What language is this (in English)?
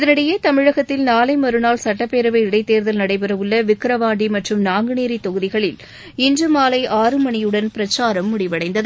Tamil